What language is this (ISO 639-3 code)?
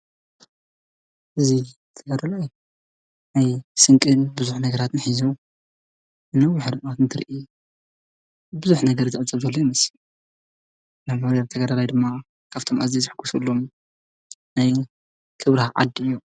tir